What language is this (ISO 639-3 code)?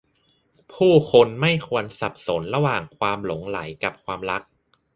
tha